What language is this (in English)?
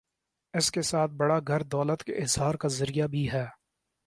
Urdu